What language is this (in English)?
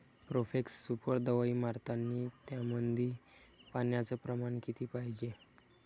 Marathi